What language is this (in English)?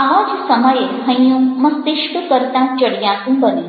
Gujarati